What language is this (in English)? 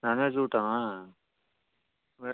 Kannada